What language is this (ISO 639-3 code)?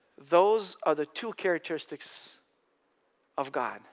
eng